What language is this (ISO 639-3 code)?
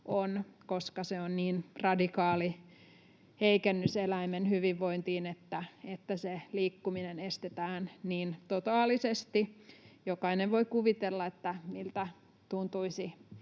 fin